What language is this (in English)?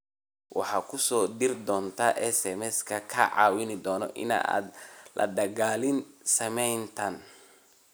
Somali